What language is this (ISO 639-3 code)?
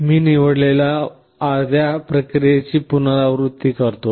mar